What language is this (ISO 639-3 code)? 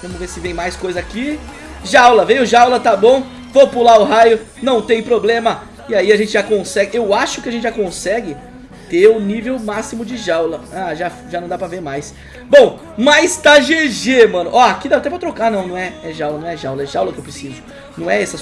por